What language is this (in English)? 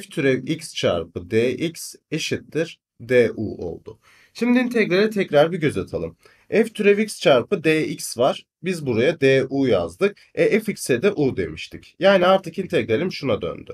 Turkish